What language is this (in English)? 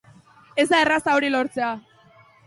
Basque